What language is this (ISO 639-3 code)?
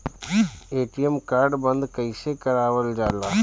bho